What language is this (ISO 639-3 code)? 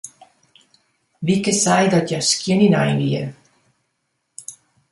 fry